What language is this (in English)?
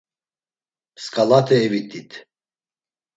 Laz